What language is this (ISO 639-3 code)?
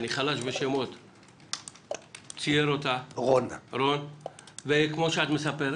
heb